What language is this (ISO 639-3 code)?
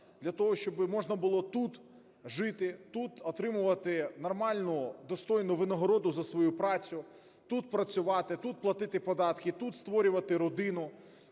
ukr